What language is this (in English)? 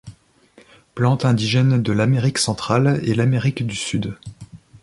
French